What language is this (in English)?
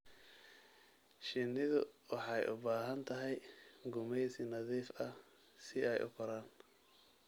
Somali